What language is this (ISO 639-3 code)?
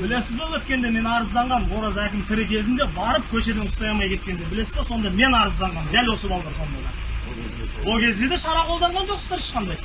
kaz